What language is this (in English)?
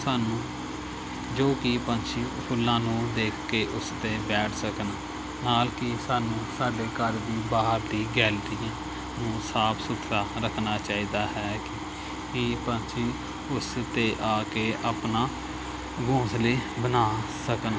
Punjabi